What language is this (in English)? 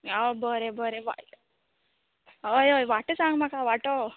Konkani